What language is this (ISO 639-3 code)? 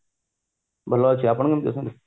ori